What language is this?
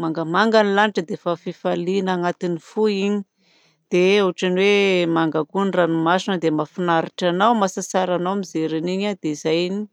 Southern Betsimisaraka Malagasy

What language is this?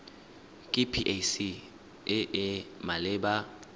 Tswana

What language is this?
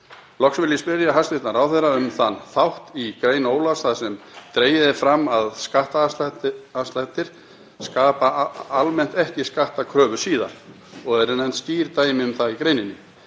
Icelandic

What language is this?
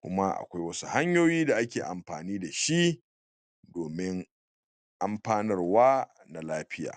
Hausa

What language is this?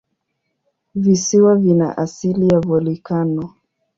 Swahili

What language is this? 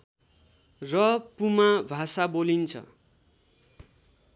Nepali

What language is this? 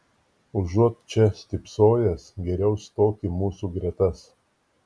Lithuanian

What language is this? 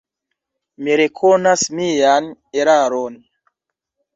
Esperanto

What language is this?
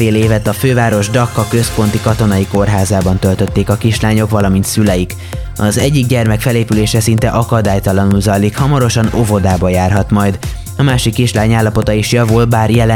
Hungarian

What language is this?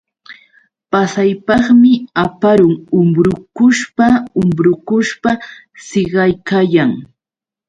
Yauyos Quechua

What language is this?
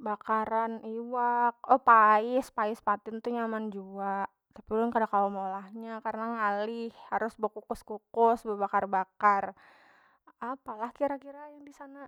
Banjar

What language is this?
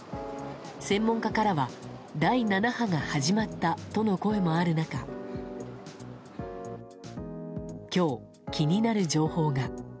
Japanese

